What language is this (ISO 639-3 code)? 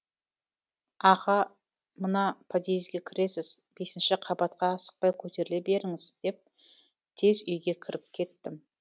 kaz